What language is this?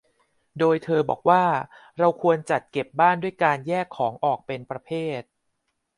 Thai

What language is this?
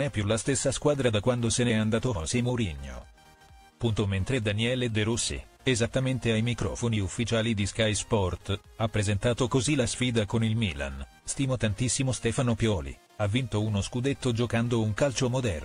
Italian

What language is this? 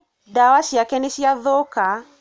Kikuyu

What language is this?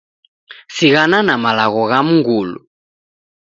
Taita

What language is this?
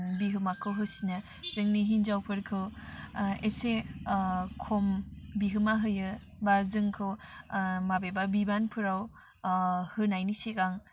Bodo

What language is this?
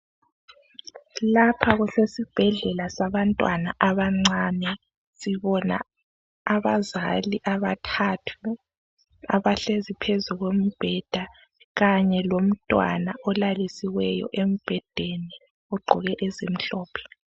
North Ndebele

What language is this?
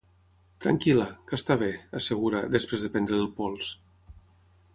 Catalan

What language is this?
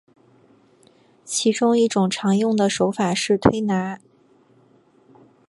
Chinese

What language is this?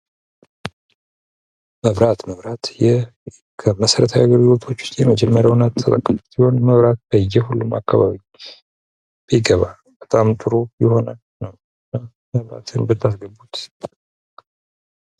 Amharic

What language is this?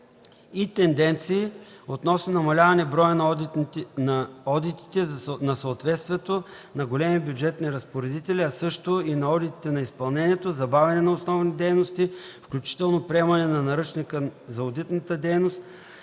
Bulgarian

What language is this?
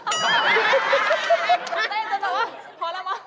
Thai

